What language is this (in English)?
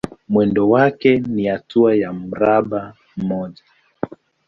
Swahili